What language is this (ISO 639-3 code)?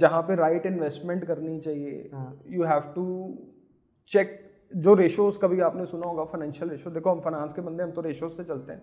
hin